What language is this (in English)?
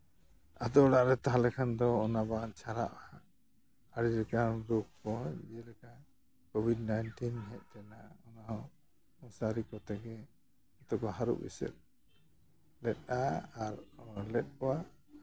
Santali